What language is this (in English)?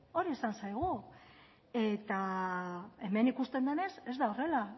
Basque